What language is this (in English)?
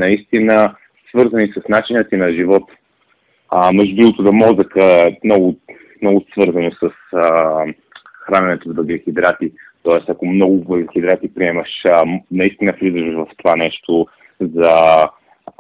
Bulgarian